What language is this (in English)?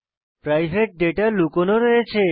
Bangla